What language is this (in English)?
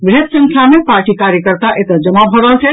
Maithili